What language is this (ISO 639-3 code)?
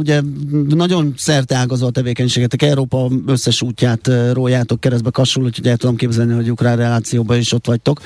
hun